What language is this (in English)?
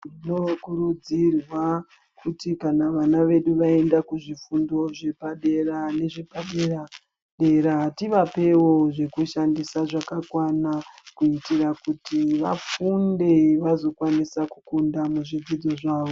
Ndau